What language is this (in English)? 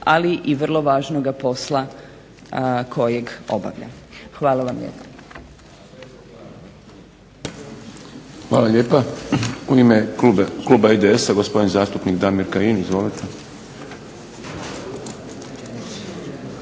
Croatian